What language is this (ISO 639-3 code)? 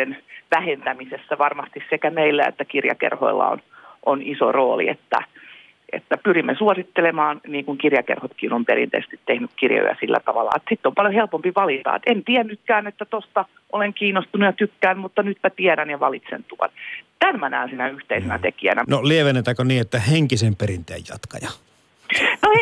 fin